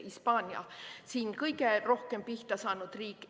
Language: Estonian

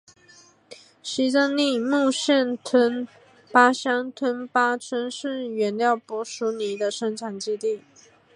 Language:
Chinese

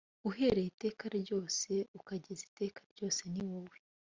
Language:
Kinyarwanda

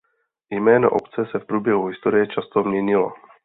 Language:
Czech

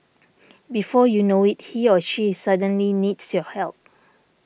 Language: English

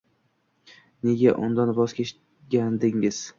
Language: Uzbek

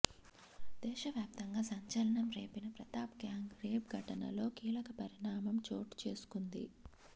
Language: Telugu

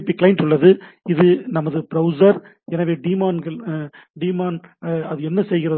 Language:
Tamil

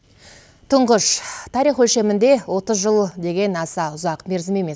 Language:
Kazakh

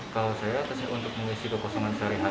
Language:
Indonesian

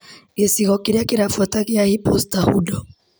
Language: Kikuyu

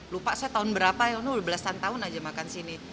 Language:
Indonesian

